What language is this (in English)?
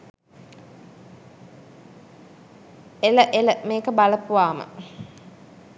Sinhala